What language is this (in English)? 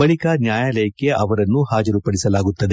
Kannada